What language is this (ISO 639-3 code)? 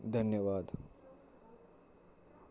doi